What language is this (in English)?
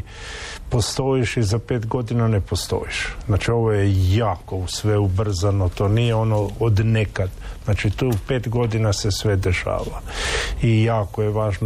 Croatian